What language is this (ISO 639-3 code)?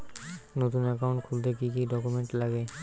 ben